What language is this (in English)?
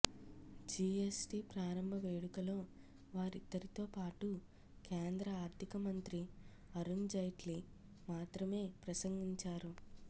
Telugu